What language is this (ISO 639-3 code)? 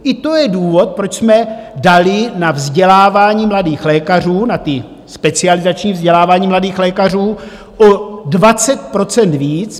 ces